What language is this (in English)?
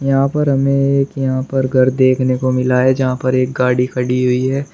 Hindi